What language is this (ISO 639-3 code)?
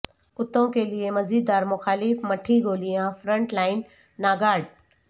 urd